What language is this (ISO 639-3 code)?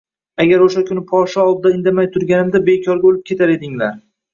uzb